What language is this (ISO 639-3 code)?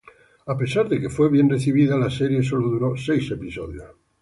spa